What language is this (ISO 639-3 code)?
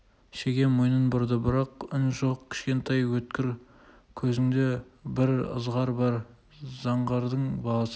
kaz